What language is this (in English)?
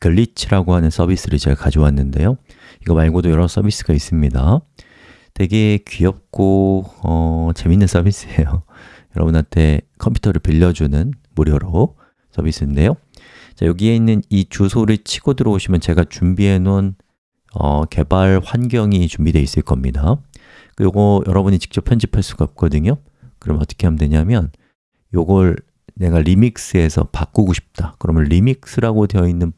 Korean